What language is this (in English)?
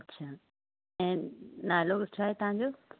Sindhi